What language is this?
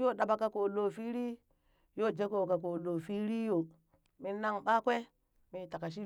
Burak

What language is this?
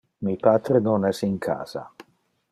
Interlingua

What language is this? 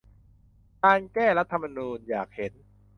Thai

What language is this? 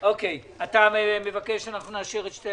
Hebrew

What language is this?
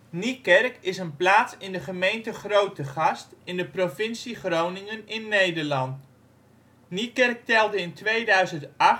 Dutch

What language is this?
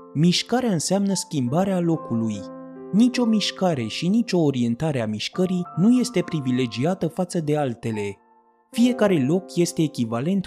Romanian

